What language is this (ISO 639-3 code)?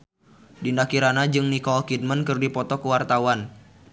sun